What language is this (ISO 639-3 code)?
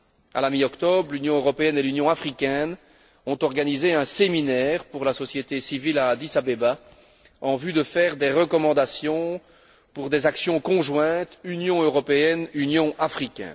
fra